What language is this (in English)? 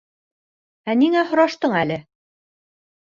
Bashkir